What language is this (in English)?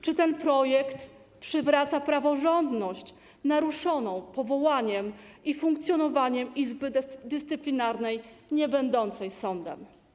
Polish